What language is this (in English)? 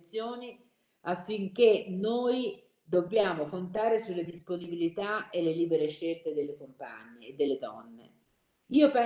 Italian